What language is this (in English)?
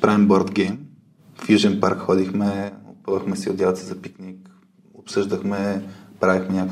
Bulgarian